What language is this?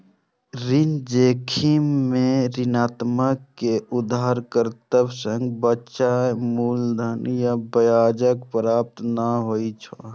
Maithili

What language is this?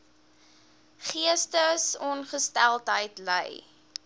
Afrikaans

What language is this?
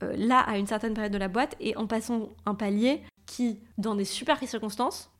French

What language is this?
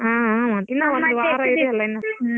Kannada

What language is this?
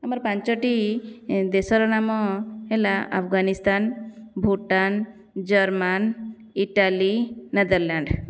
Odia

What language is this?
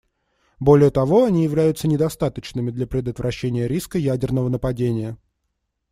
Russian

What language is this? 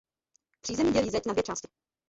Czech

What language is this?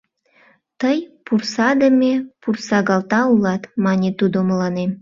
Mari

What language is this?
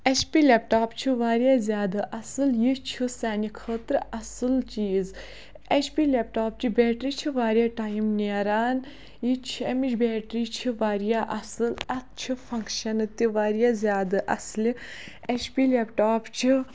Kashmiri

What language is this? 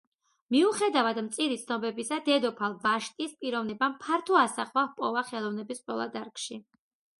Georgian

